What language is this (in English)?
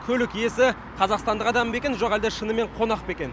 Kazakh